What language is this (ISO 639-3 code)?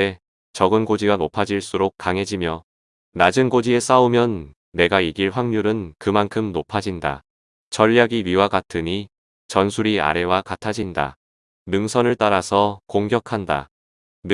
kor